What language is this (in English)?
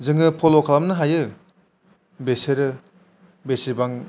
Bodo